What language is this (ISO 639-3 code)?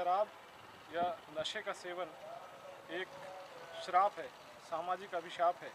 hin